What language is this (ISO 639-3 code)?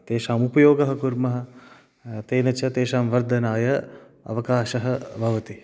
san